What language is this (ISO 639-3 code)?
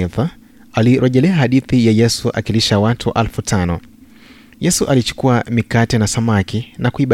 swa